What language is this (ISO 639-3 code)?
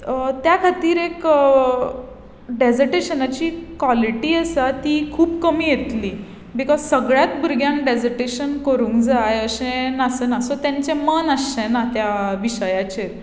kok